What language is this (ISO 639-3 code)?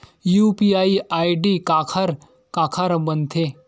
hne